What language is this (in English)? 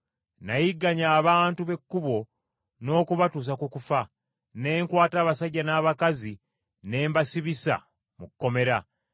Ganda